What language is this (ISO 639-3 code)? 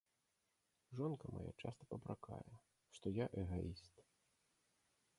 bel